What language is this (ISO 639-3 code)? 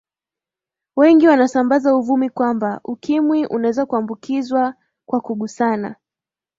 swa